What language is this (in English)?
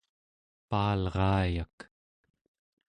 Central Yupik